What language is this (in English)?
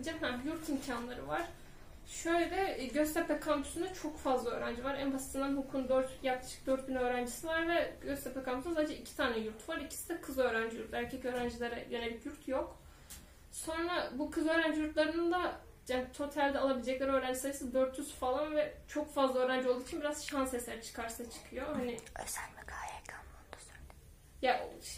Turkish